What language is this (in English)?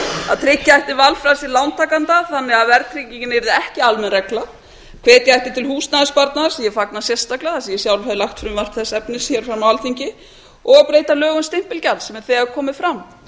Icelandic